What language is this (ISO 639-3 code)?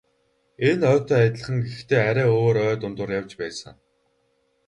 mon